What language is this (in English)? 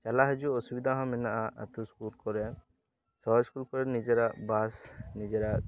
Santali